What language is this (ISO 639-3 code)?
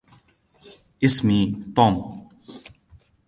ara